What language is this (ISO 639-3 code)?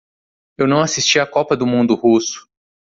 por